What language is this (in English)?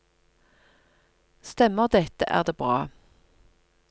Norwegian